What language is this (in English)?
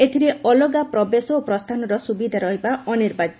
Odia